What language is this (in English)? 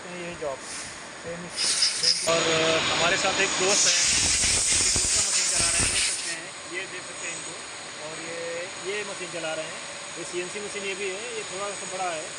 Hindi